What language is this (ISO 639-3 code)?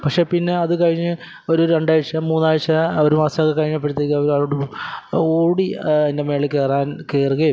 mal